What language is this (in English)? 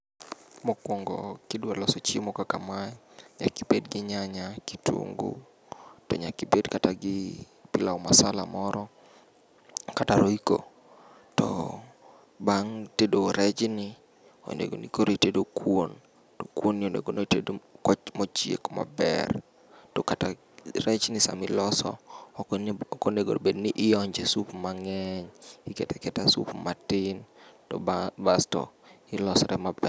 Luo (Kenya and Tanzania)